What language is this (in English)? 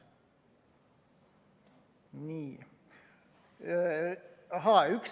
Estonian